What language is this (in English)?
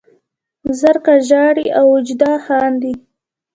Pashto